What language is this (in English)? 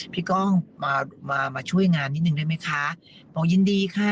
Thai